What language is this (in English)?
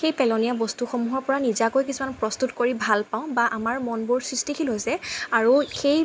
Assamese